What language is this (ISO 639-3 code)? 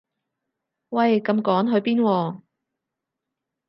yue